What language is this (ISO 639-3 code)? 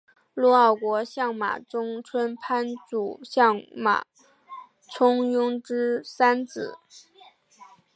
zho